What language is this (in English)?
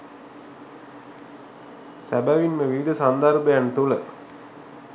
Sinhala